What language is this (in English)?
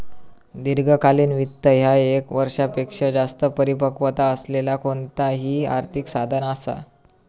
Marathi